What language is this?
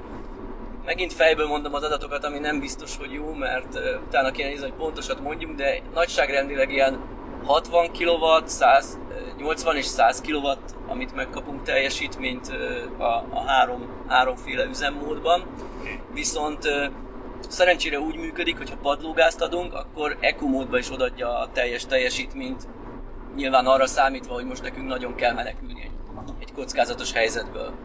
Hungarian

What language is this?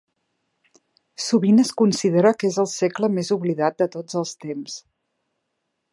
Catalan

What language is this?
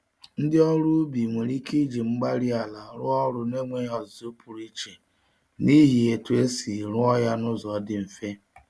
Igbo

